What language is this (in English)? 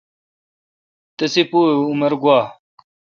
Kalkoti